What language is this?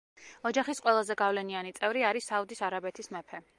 Georgian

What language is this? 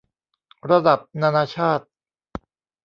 Thai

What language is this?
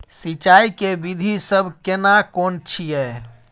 Maithili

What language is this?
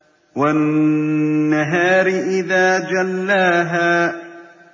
Arabic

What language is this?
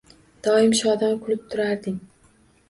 Uzbek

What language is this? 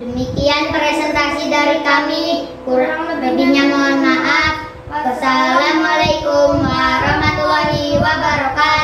Indonesian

